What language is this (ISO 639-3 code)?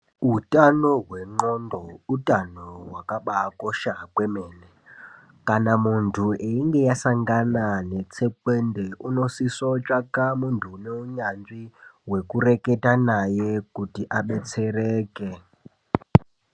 ndc